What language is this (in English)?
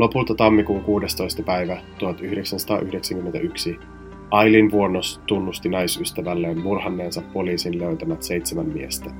Finnish